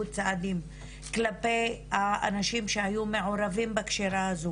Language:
Hebrew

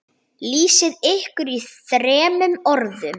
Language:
Icelandic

